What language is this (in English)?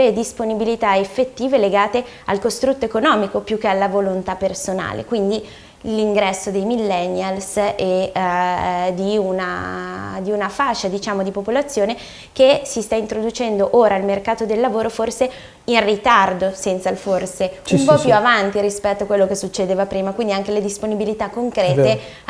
Italian